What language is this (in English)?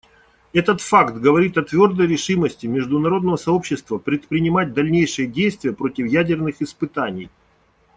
Russian